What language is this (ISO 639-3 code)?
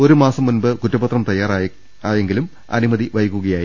mal